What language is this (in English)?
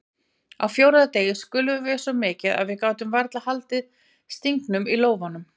Icelandic